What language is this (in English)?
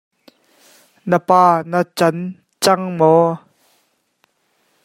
Hakha Chin